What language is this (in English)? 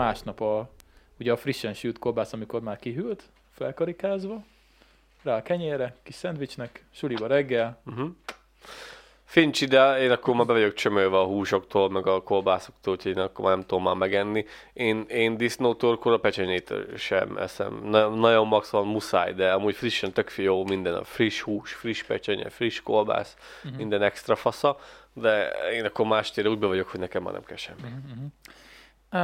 Hungarian